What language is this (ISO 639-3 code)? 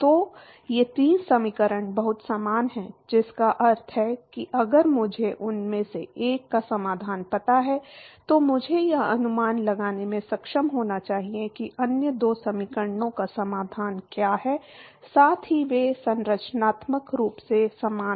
hin